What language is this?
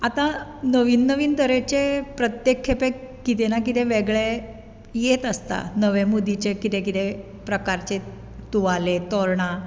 Konkani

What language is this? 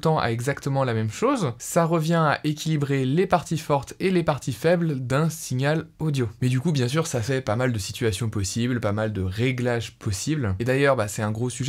French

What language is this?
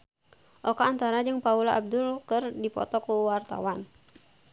Sundanese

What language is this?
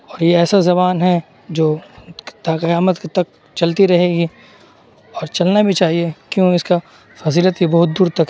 Urdu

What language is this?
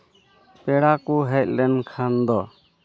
Santali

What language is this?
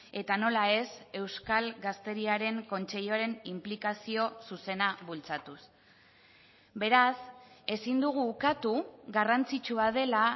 Basque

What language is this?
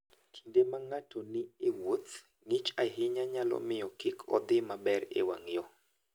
Luo (Kenya and Tanzania)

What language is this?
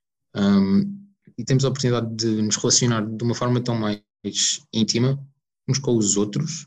Portuguese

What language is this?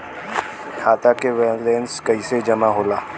Bhojpuri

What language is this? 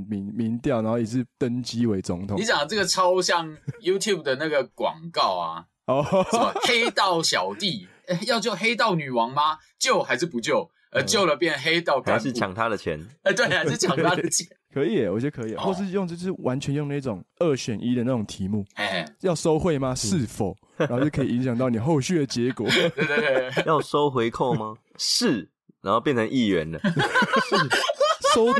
Chinese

